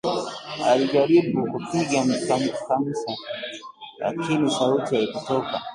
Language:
Swahili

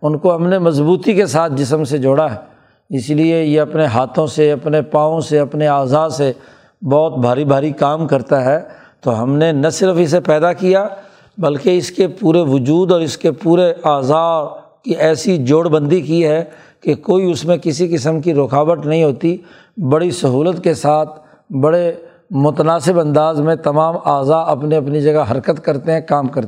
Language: Urdu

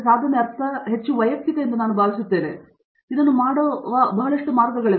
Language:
Kannada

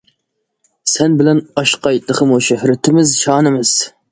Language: Uyghur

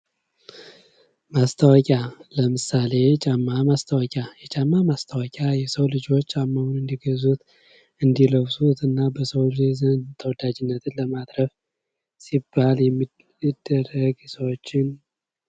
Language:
Amharic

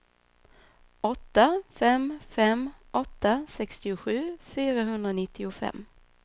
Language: Swedish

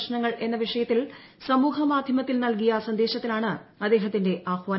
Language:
Malayalam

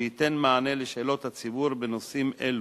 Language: Hebrew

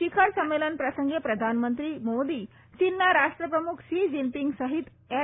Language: Gujarati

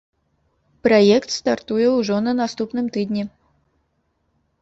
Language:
Belarusian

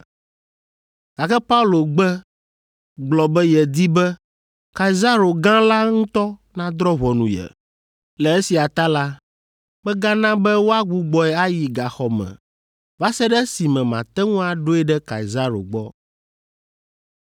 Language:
Ewe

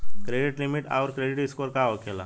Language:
Bhojpuri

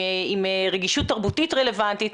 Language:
Hebrew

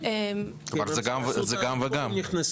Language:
Hebrew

